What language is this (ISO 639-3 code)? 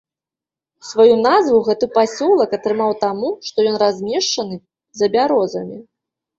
bel